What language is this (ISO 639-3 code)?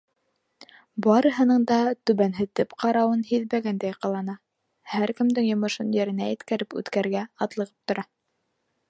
bak